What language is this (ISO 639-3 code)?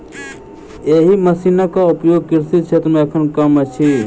mai